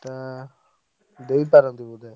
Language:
Odia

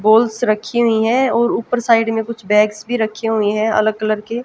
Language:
Hindi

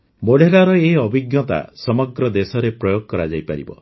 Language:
Odia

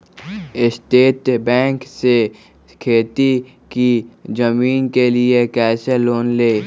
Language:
Magahi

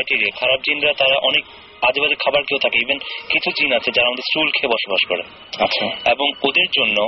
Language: Bangla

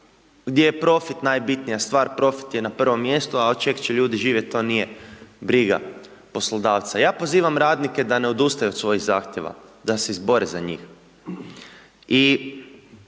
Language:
Croatian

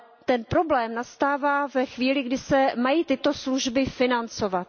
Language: Czech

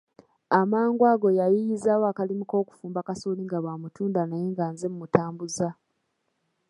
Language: Ganda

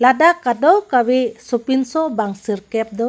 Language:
Karbi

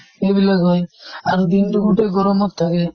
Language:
Assamese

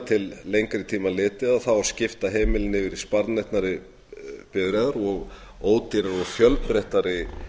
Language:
Icelandic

